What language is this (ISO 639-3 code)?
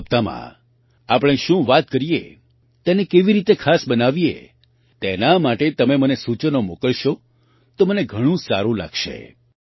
guj